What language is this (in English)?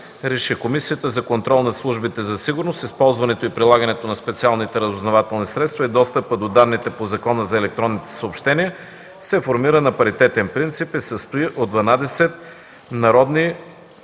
Bulgarian